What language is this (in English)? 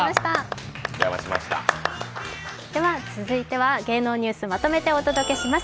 Japanese